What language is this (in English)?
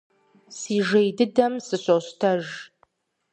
Kabardian